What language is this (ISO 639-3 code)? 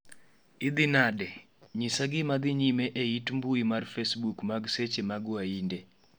luo